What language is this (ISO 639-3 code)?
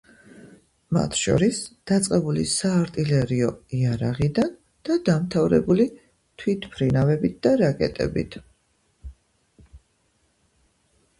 kat